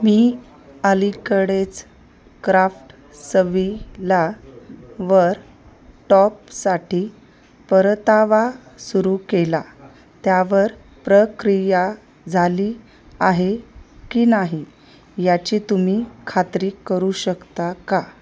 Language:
Marathi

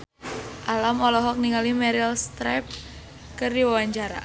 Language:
Sundanese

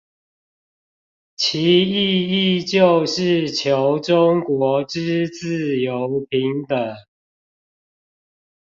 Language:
Chinese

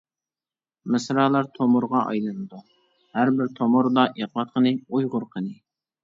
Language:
Uyghur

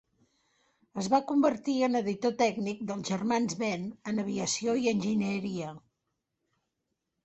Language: Catalan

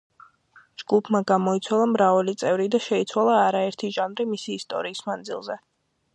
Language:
Georgian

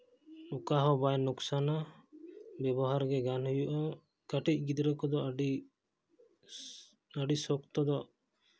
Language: Santali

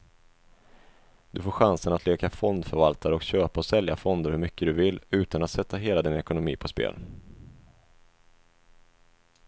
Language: Swedish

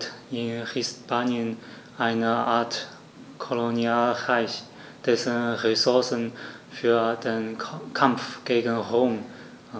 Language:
German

